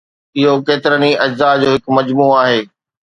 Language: Sindhi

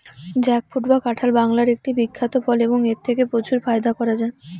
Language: Bangla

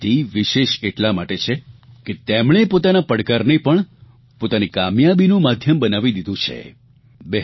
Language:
Gujarati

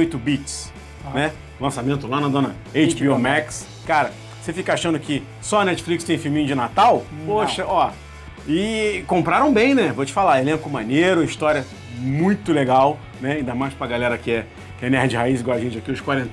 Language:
Portuguese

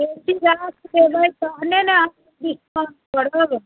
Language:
Maithili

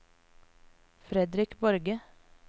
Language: Norwegian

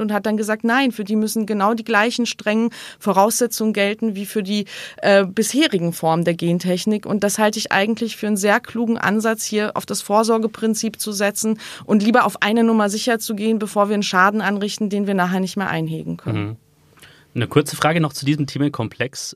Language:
German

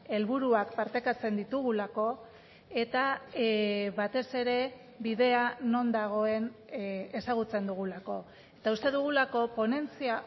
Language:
Basque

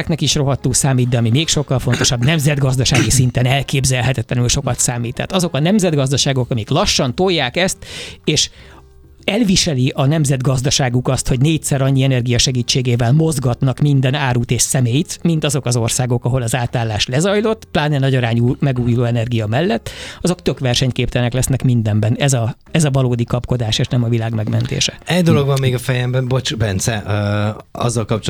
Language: Hungarian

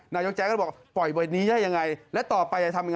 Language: Thai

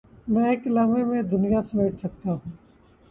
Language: Urdu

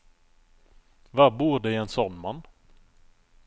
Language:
Norwegian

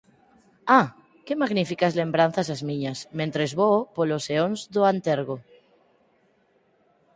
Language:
Galician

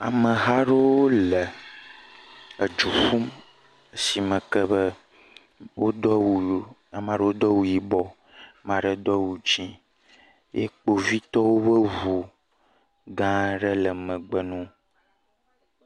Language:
Ewe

